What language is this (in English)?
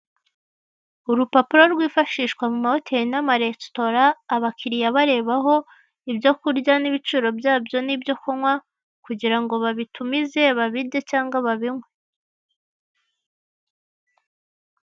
Kinyarwanda